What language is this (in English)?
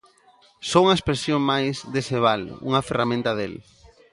Galician